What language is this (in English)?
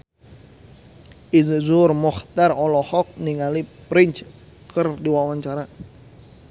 Sundanese